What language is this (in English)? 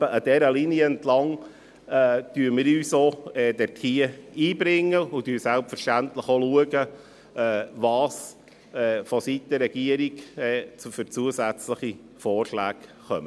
Swiss German